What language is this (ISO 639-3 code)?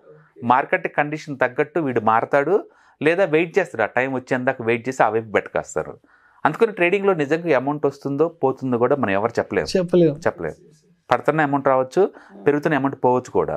tel